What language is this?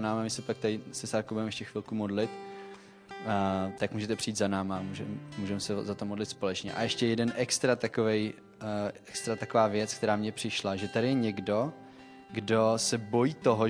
Czech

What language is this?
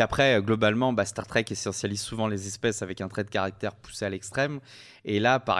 French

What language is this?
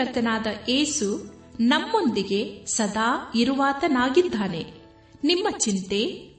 Kannada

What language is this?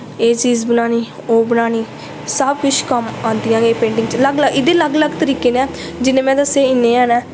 Dogri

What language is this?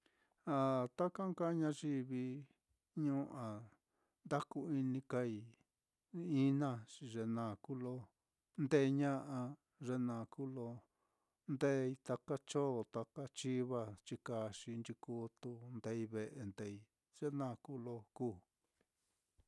Mitlatongo Mixtec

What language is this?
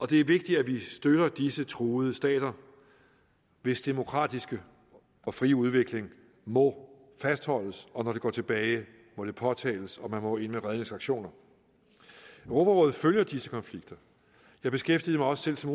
Danish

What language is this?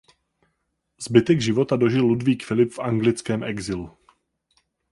Czech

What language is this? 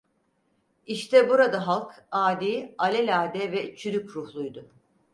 Turkish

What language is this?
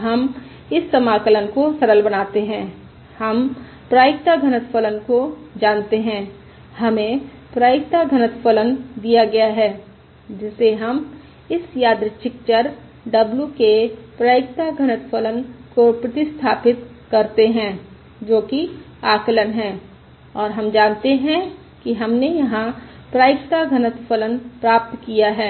Hindi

